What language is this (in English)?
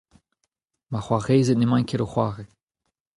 Breton